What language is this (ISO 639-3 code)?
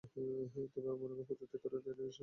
ben